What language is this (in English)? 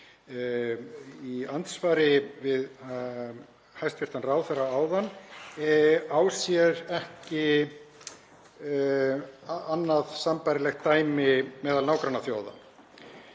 Icelandic